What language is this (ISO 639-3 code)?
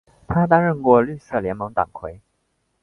zho